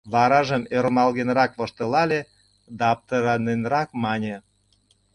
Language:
Mari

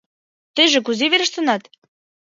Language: Mari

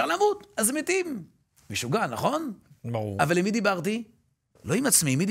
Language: Hebrew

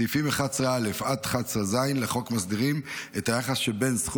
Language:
Hebrew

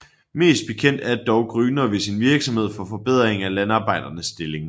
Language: Danish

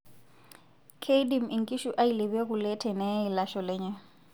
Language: Masai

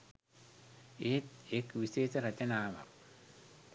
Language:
Sinhala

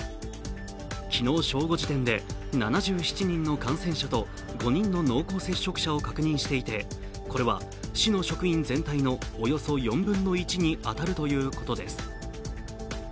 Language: Japanese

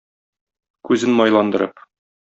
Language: Tatar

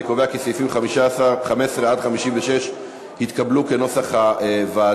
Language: Hebrew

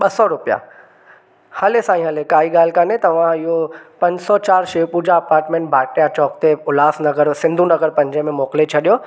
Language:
Sindhi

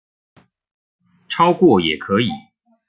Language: Chinese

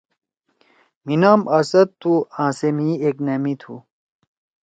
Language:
Torwali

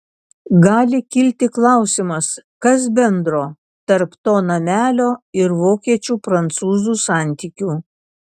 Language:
Lithuanian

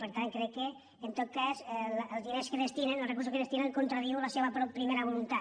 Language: Catalan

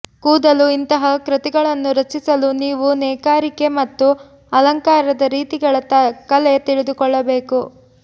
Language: Kannada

